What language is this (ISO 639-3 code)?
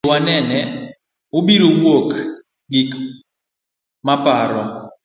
luo